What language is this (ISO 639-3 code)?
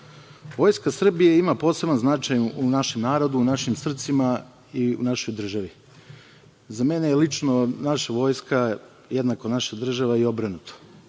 srp